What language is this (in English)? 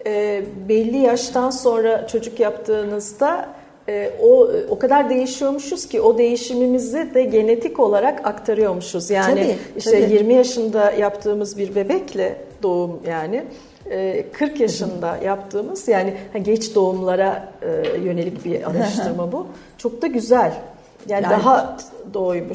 Turkish